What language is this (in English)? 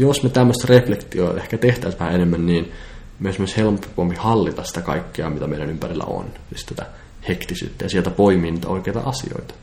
Finnish